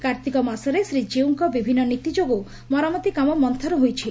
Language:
Odia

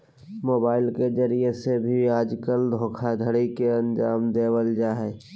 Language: Magahi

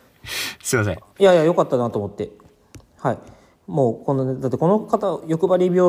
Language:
Japanese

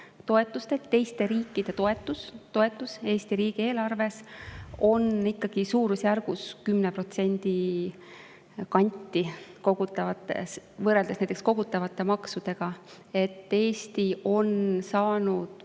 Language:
Estonian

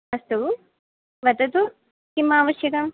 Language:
Sanskrit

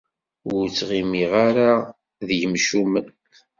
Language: Kabyle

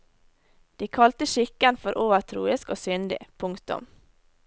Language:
Norwegian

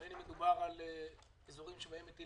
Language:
Hebrew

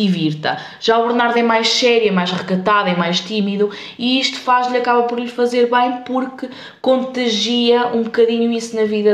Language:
Portuguese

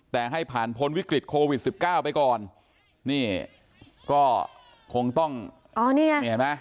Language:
Thai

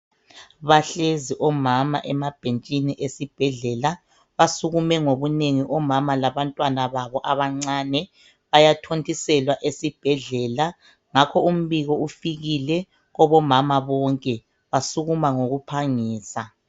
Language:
North Ndebele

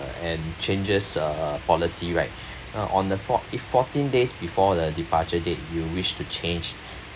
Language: English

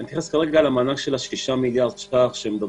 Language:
Hebrew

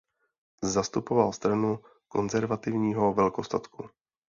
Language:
Czech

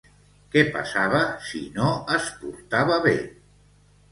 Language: Catalan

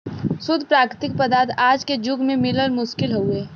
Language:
Bhojpuri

